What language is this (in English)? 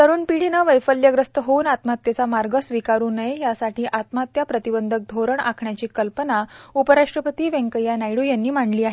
Marathi